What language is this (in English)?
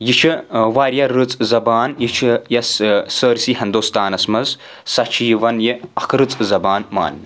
Kashmiri